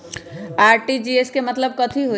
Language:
Magahi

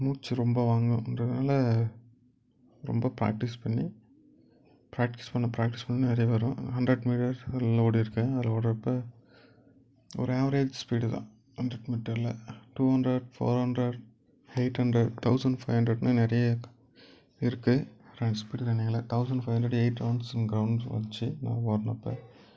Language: Tamil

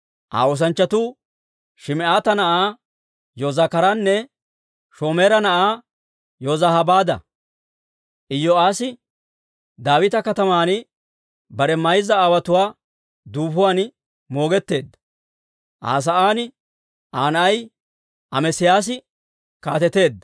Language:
Dawro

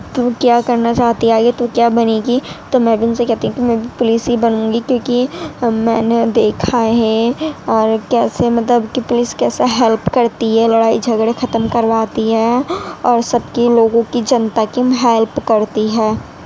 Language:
Urdu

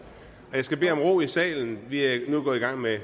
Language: Danish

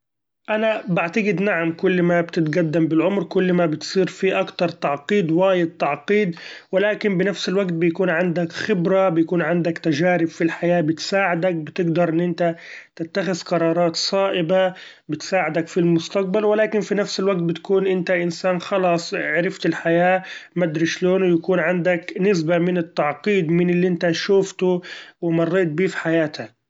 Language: Gulf Arabic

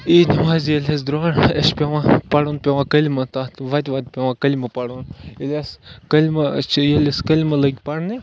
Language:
Kashmiri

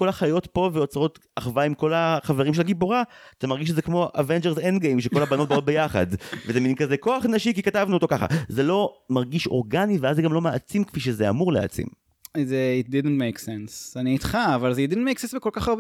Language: Hebrew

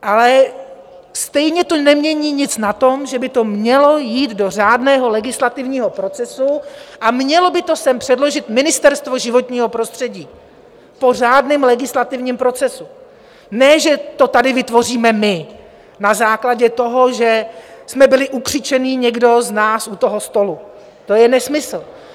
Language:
Czech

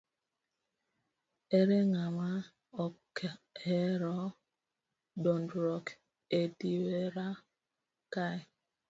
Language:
Luo (Kenya and Tanzania)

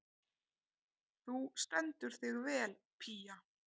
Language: Icelandic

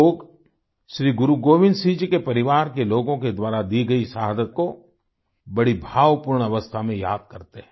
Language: Hindi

